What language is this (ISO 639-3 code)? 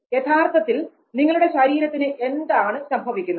mal